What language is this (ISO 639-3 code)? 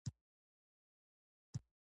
pus